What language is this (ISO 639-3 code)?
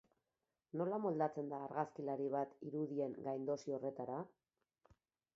eus